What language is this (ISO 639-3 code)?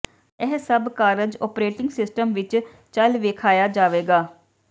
pan